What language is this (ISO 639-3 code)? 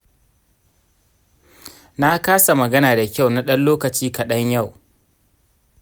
hau